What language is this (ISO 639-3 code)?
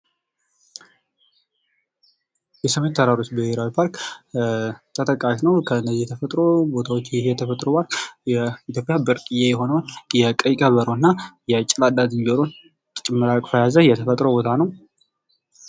amh